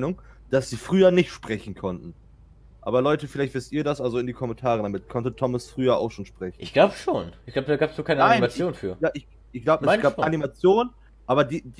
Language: German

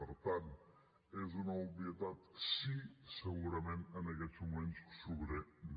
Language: Catalan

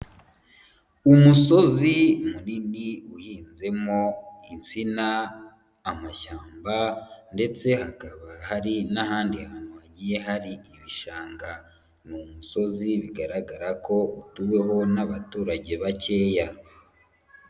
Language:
Kinyarwanda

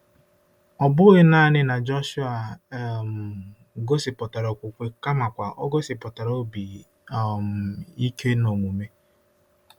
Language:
Igbo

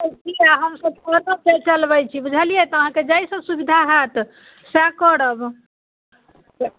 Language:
Maithili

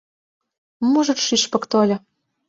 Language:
Mari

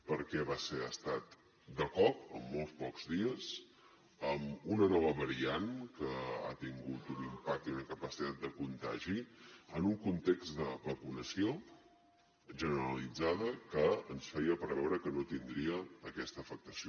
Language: Catalan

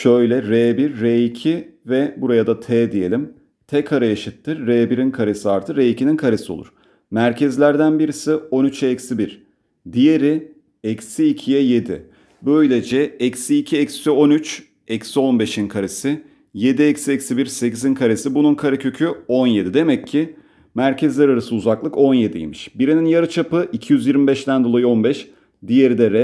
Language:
Turkish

